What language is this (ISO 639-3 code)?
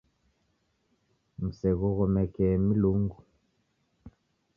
dav